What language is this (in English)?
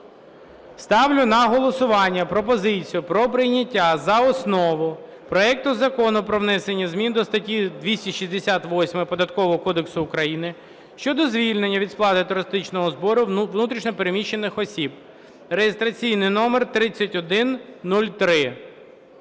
Ukrainian